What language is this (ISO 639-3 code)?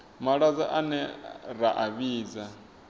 ven